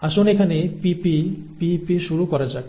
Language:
Bangla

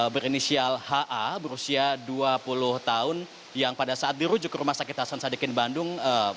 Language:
Indonesian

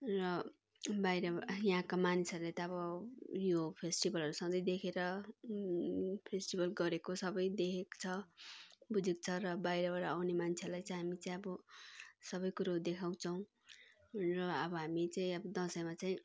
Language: Nepali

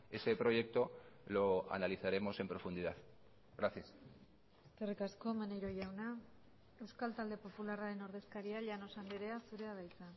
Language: Basque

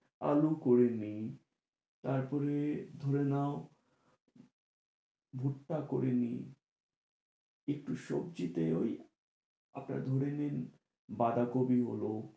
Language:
Bangla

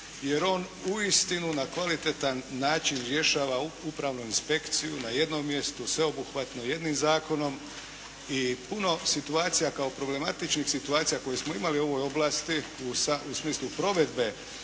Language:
Croatian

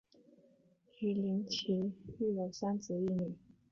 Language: Chinese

